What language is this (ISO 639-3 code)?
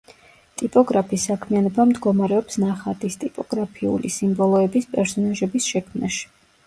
kat